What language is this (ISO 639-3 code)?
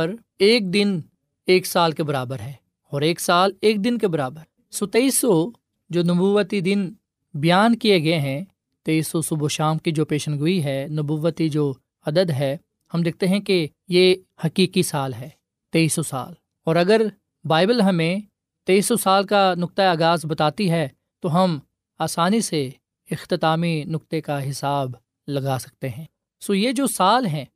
urd